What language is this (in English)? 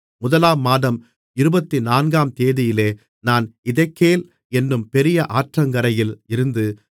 Tamil